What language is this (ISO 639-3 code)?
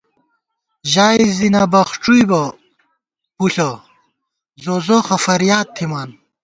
gwt